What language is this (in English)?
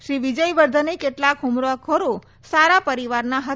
Gujarati